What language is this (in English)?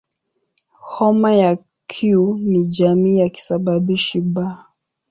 Swahili